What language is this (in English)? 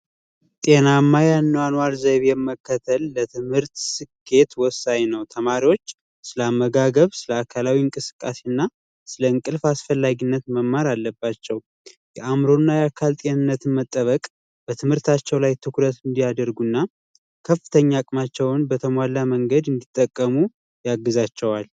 Amharic